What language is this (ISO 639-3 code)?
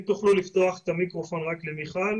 heb